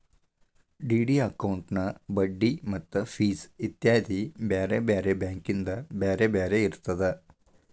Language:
Kannada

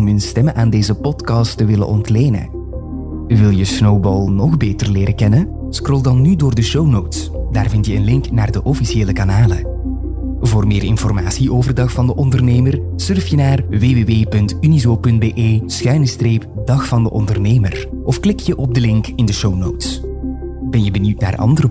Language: Dutch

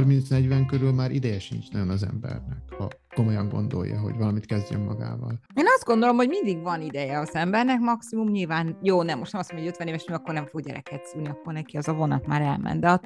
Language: Hungarian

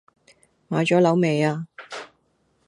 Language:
Cantonese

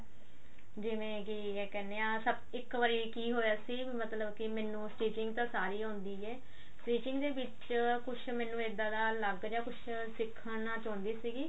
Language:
Punjabi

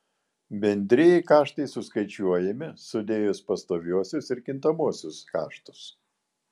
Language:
Lithuanian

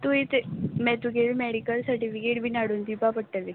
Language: Konkani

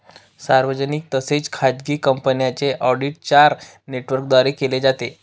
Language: Marathi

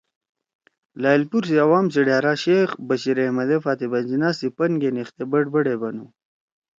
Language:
Torwali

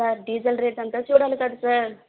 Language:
Telugu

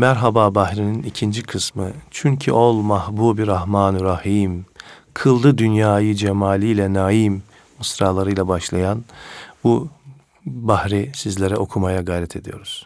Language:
Turkish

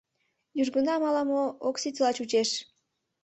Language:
Mari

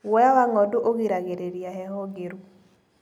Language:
Kikuyu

